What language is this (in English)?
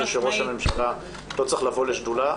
Hebrew